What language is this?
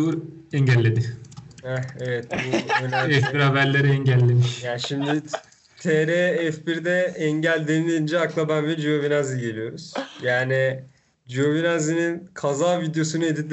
Turkish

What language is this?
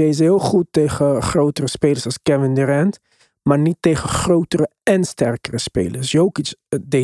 Dutch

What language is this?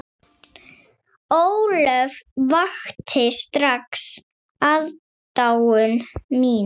Icelandic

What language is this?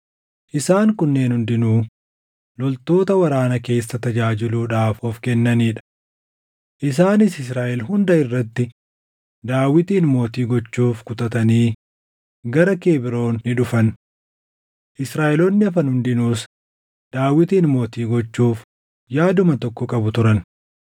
Oromo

